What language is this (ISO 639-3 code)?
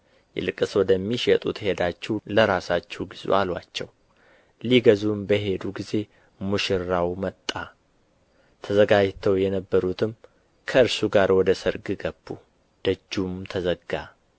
amh